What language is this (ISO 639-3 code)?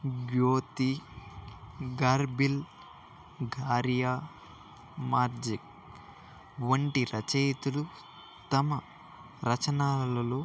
tel